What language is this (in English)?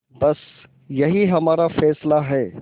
Hindi